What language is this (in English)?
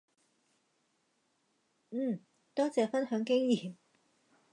Cantonese